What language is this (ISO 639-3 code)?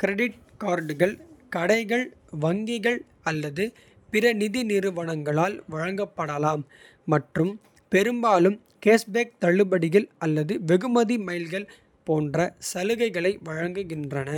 kfe